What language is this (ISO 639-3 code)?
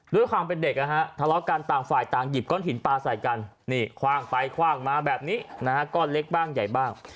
tha